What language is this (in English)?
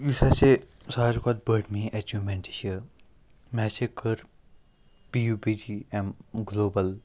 Kashmiri